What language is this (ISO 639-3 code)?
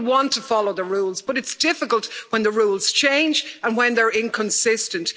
eng